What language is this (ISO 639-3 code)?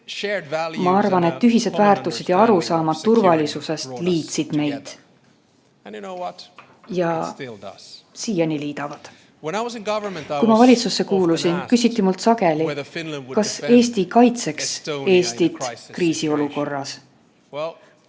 est